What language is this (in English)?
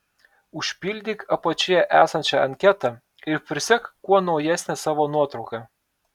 Lithuanian